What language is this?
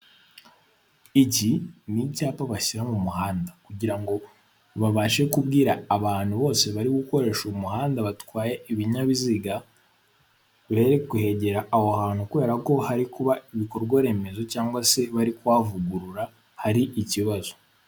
Kinyarwanda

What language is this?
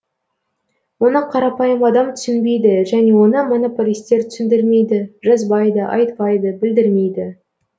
Kazakh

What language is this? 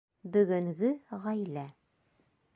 Bashkir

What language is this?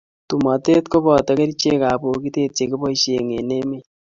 Kalenjin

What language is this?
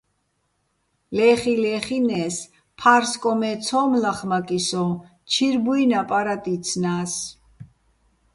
Bats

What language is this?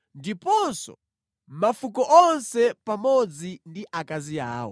Nyanja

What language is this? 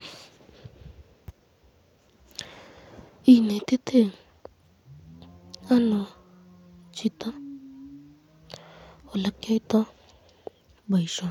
Kalenjin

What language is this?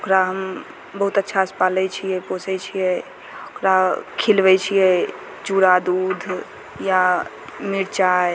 Maithili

